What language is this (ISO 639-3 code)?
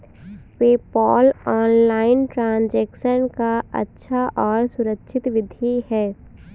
hin